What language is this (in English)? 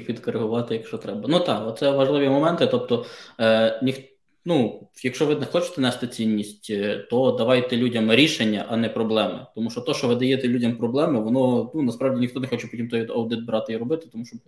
Ukrainian